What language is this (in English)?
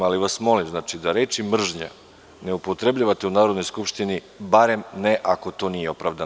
Serbian